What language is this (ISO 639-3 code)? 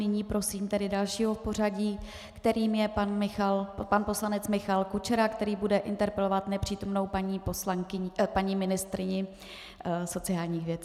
ces